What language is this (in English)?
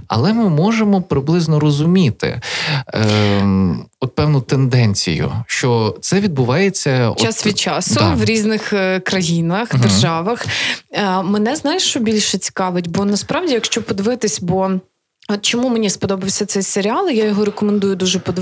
Ukrainian